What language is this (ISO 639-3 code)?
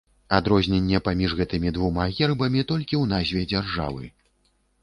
bel